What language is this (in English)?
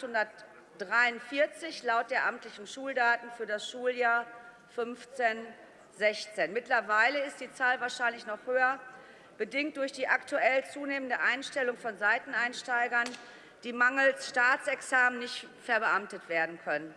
German